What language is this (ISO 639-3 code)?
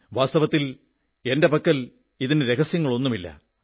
mal